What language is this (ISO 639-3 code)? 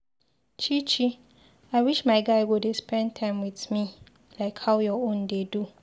pcm